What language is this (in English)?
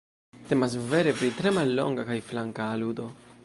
Esperanto